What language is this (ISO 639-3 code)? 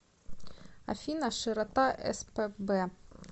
rus